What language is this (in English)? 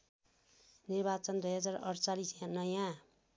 Nepali